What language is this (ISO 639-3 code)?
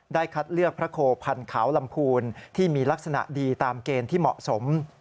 tha